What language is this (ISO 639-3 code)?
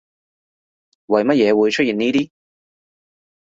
yue